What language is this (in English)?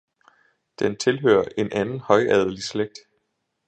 Danish